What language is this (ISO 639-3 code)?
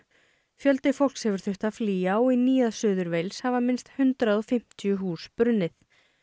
isl